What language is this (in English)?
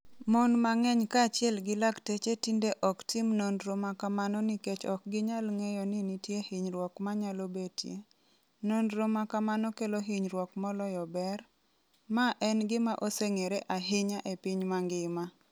Luo (Kenya and Tanzania)